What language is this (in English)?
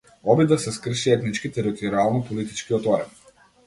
Macedonian